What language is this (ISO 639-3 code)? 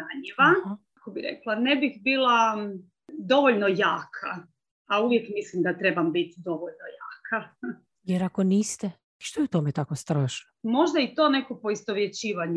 hrv